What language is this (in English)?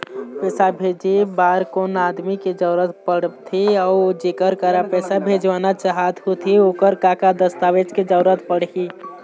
Chhattisgarhi